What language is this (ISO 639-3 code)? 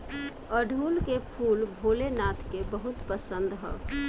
bho